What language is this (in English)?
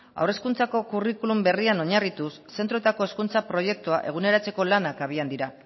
Basque